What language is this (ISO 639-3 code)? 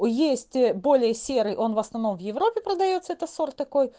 rus